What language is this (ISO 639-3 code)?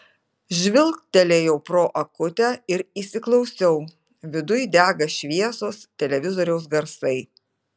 lit